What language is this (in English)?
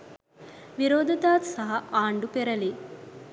Sinhala